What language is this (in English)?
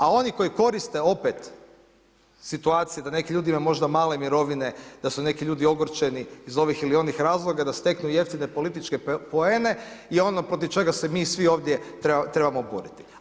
Croatian